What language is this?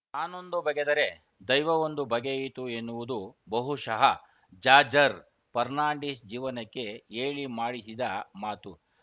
Kannada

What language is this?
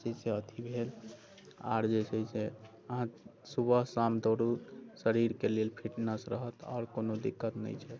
Maithili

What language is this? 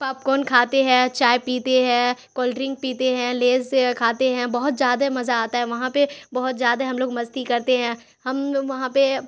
Urdu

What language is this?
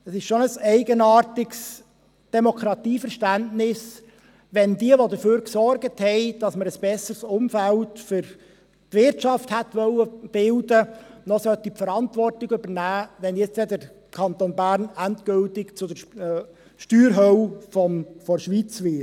Swiss German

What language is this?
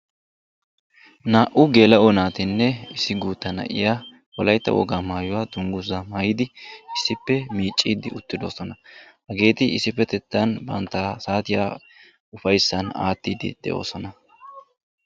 Wolaytta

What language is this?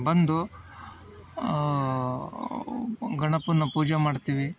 Kannada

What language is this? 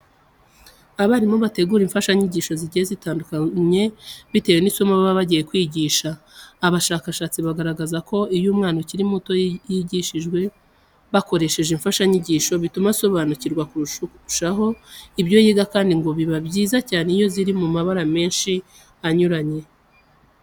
Kinyarwanda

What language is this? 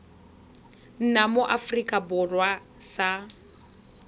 Tswana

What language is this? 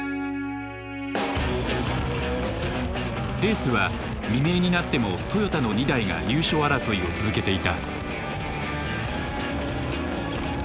Japanese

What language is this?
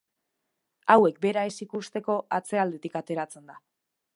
Basque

